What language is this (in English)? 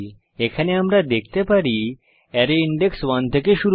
Bangla